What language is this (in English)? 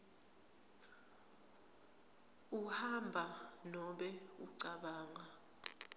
Swati